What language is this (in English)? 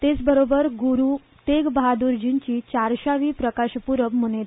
Konkani